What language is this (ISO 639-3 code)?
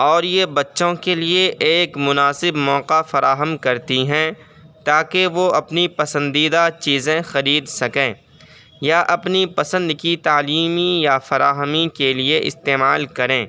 urd